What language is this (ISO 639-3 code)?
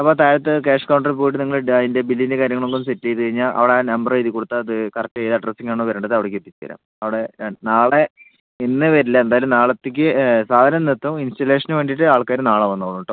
mal